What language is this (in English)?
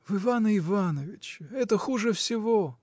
Russian